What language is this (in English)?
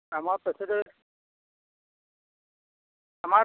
Assamese